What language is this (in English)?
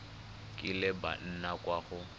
Tswana